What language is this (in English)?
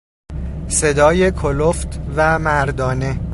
Persian